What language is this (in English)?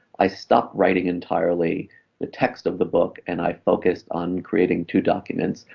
English